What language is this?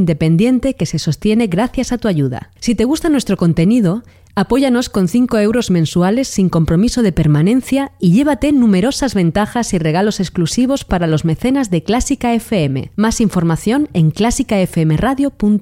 Spanish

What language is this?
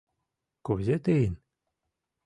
Mari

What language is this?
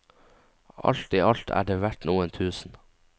Norwegian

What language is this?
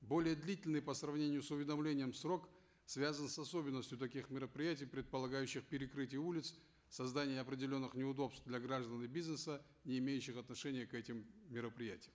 Kazakh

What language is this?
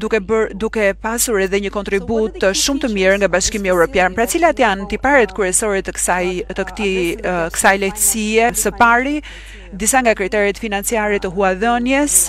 Romanian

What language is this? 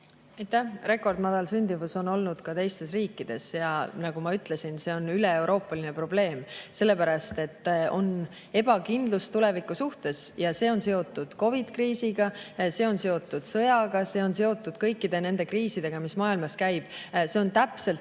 Estonian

